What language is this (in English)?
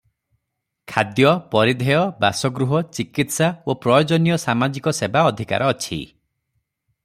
Odia